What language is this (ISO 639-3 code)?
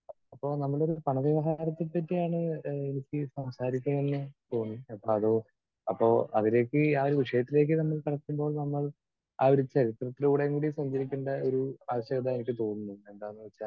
mal